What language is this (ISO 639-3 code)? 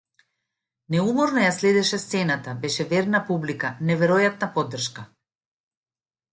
mkd